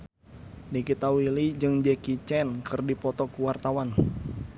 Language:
Sundanese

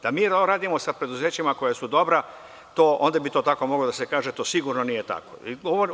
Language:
Serbian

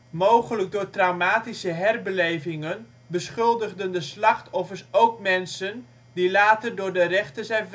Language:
Dutch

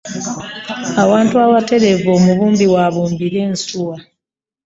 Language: Ganda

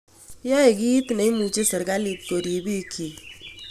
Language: Kalenjin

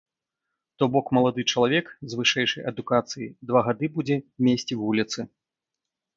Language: Belarusian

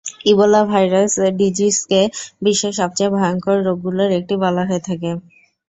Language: Bangla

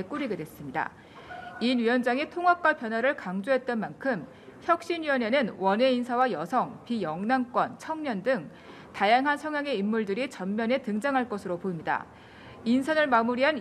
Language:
Korean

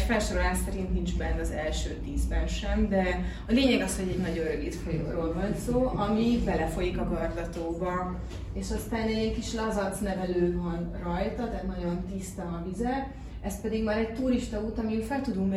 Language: Hungarian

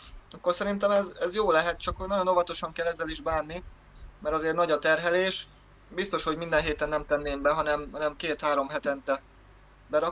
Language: Hungarian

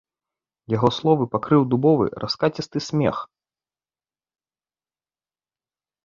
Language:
Belarusian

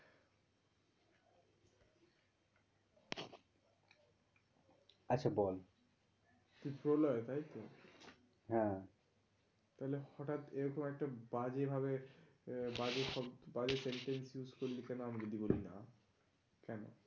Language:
Bangla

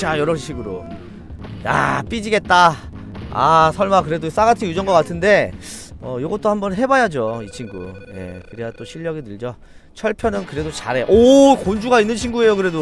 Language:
Korean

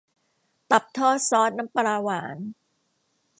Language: Thai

